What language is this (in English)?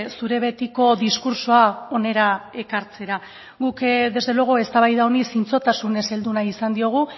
Basque